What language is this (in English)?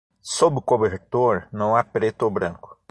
Portuguese